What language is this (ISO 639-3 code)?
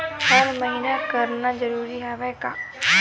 hne